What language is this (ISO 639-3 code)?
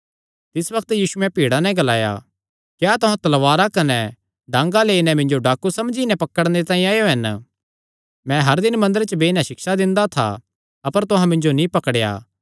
xnr